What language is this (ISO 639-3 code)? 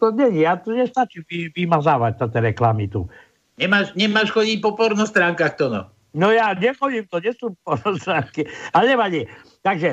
slk